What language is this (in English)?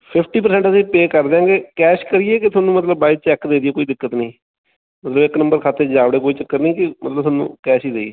Punjabi